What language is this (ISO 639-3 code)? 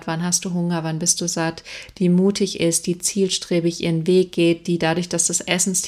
deu